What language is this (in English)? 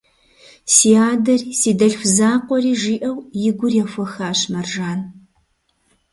Kabardian